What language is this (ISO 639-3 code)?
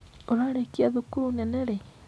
kik